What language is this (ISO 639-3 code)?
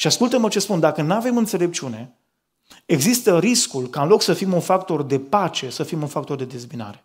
ron